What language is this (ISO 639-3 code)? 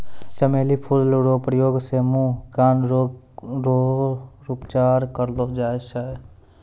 mai